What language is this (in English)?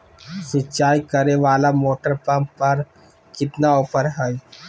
Magahi